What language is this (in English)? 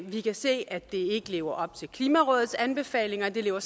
Danish